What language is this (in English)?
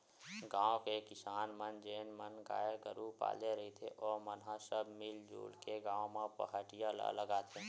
Chhattisgarhi